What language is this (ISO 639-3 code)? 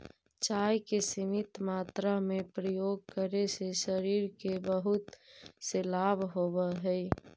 mag